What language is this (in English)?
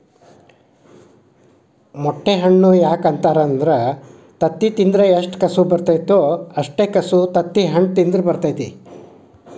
Kannada